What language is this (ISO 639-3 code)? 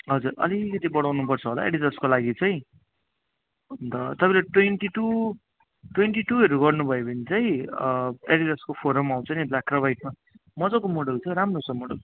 nep